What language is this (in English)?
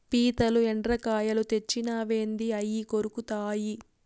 Telugu